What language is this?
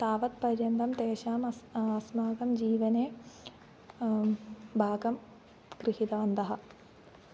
Sanskrit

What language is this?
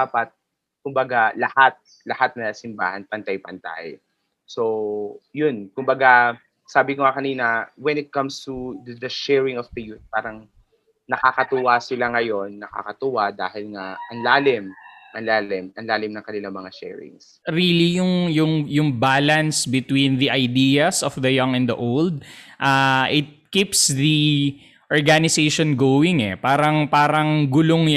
Filipino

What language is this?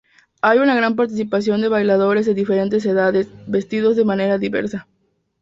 Spanish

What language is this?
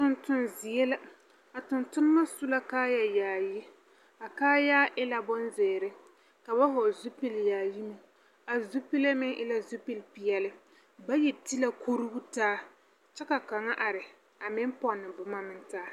Southern Dagaare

